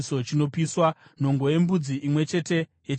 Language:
Shona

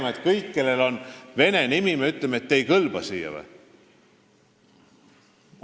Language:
Estonian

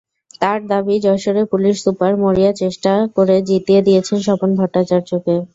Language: Bangla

